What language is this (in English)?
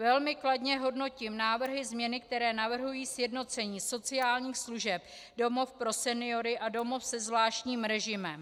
Czech